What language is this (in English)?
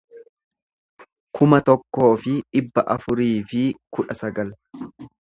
Oromo